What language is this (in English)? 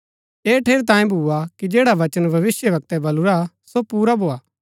Gaddi